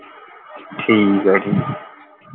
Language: Punjabi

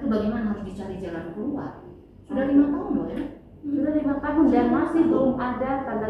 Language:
Indonesian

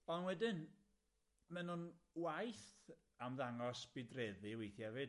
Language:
Welsh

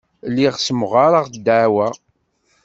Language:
Kabyle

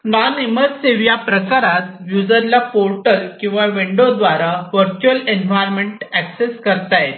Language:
Marathi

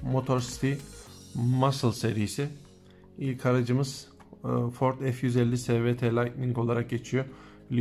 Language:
Turkish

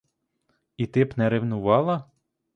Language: Ukrainian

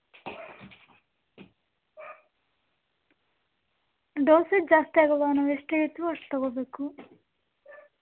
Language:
Kannada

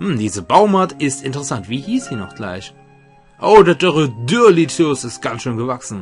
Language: German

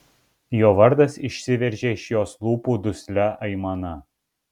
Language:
Lithuanian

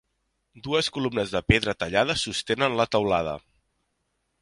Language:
Catalan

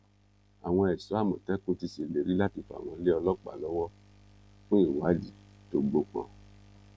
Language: Yoruba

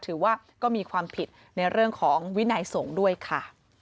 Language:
Thai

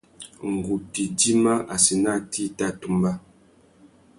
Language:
Tuki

